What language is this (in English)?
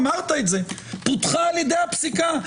Hebrew